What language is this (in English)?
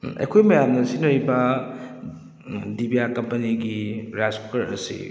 Manipuri